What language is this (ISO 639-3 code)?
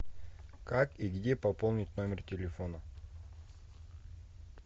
rus